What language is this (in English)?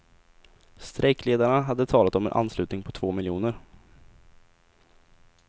Swedish